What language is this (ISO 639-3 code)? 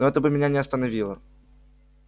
rus